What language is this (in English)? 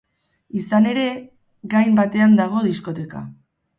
Basque